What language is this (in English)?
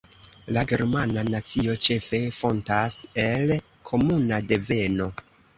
Esperanto